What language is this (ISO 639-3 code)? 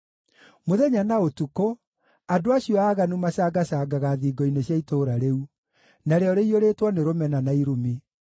kik